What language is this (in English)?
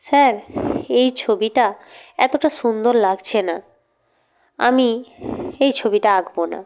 Bangla